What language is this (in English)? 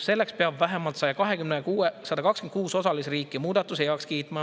Estonian